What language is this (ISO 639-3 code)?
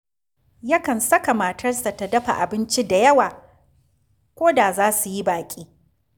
hau